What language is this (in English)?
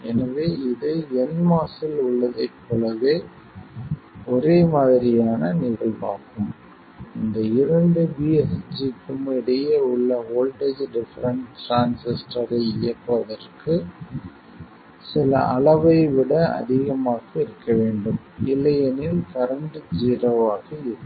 Tamil